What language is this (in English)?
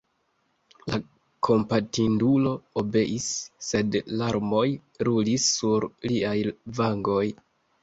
Esperanto